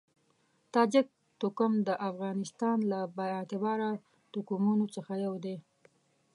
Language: Pashto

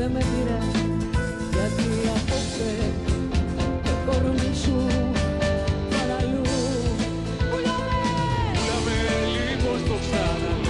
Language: Greek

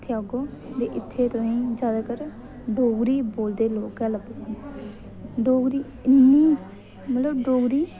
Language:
Dogri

